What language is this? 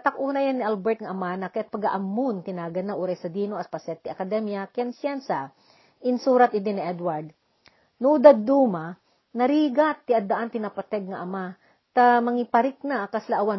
Filipino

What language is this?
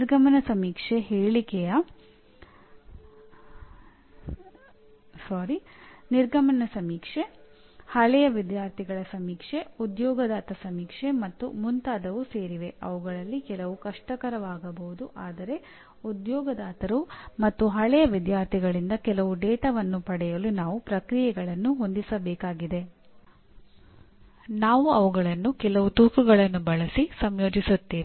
Kannada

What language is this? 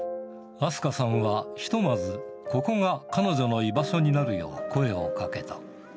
Japanese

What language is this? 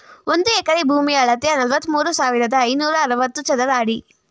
Kannada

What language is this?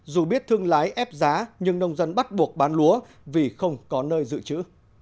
Vietnamese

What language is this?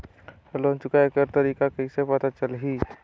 Chhattisgarhi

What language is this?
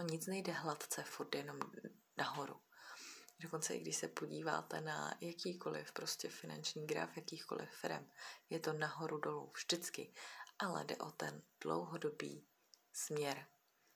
Czech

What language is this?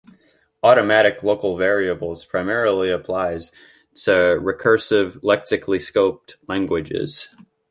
English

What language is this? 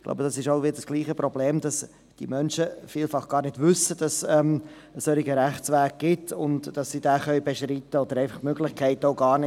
Swiss German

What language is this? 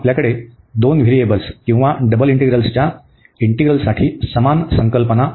Marathi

